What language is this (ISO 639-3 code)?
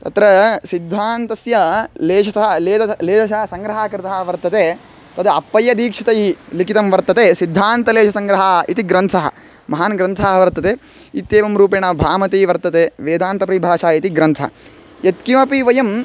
san